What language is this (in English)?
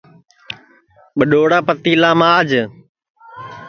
Sansi